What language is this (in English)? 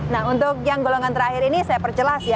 Indonesian